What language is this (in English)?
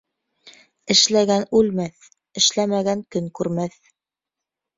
Bashkir